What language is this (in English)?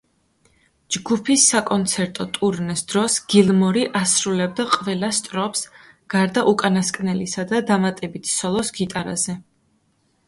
Georgian